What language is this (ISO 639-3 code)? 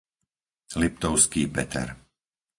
slk